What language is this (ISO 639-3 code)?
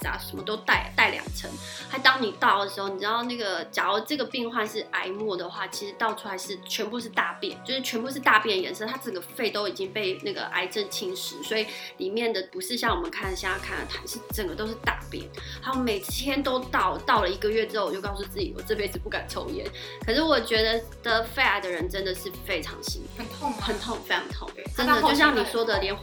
zho